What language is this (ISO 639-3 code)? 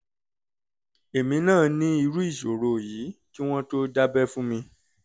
yor